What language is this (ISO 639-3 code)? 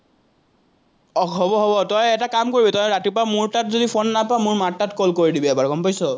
asm